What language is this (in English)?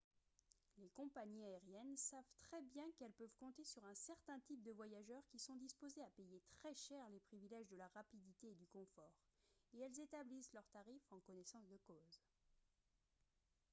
French